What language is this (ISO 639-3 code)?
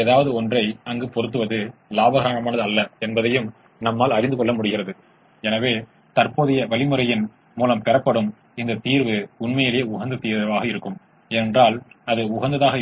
tam